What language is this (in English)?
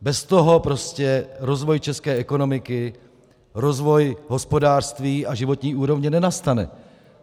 Czech